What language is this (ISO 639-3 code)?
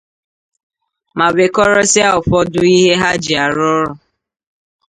ibo